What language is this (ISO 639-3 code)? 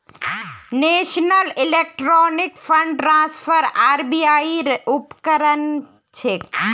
mag